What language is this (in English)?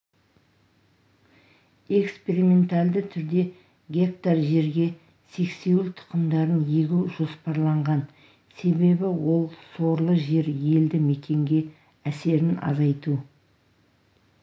Kazakh